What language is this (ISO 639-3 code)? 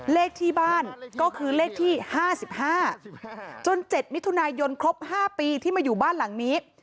tha